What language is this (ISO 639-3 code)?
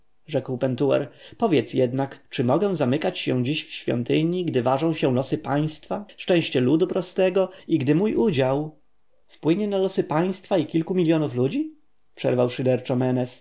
pol